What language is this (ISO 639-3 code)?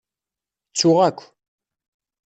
kab